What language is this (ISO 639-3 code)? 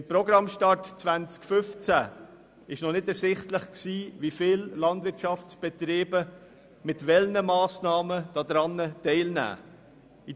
gsw